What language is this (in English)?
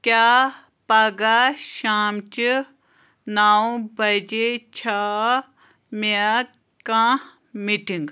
Kashmiri